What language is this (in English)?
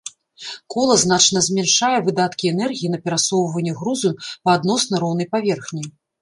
Belarusian